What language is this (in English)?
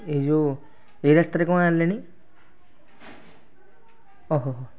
Odia